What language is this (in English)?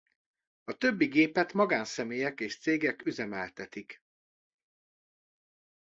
Hungarian